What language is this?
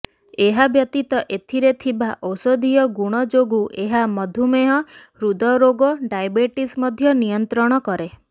Odia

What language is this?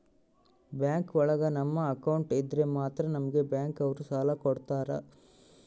Kannada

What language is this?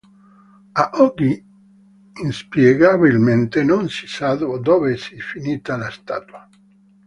Italian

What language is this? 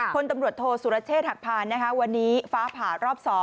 Thai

